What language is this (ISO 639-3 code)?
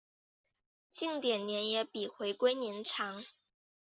zho